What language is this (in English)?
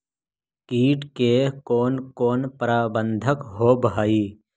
Magahi